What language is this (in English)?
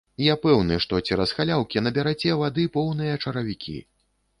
Belarusian